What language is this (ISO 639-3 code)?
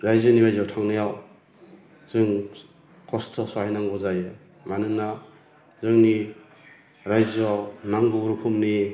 brx